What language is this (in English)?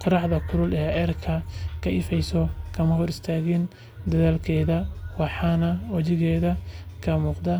Somali